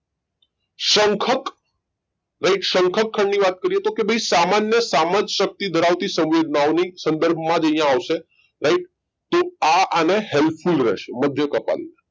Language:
Gujarati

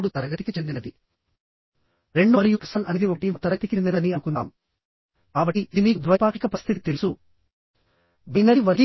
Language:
Telugu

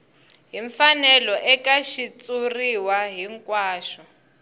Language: Tsonga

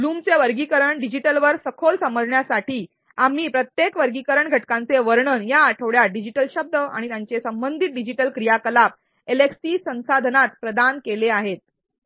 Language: Marathi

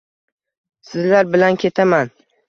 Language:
Uzbek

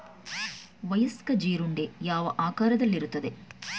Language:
Kannada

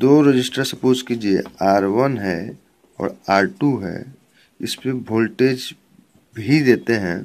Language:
Hindi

